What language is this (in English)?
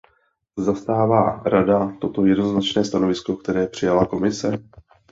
Czech